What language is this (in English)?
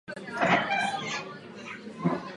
Czech